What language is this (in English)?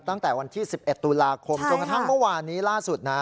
Thai